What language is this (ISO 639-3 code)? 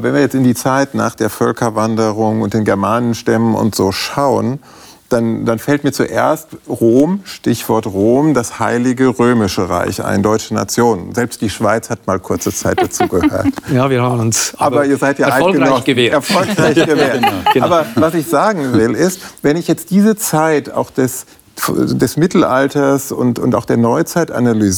deu